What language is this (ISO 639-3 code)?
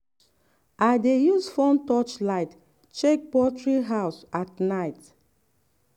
pcm